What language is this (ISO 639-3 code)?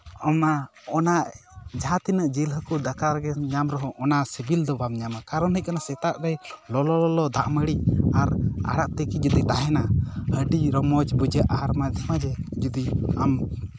sat